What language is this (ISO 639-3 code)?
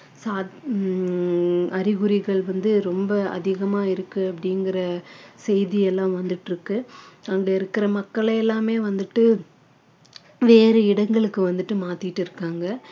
tam